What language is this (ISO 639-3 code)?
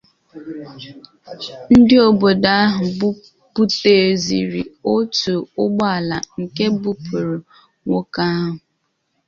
ibo